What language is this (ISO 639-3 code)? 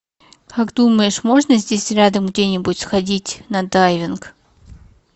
rus